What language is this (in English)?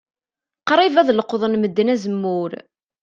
Kabyle